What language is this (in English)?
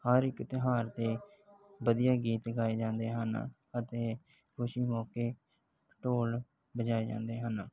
Punjabi